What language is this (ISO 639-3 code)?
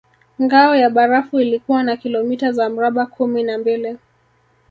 swa